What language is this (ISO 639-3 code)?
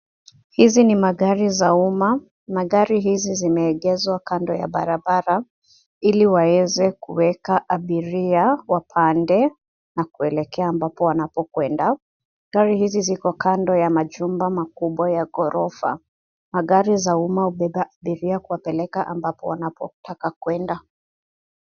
swa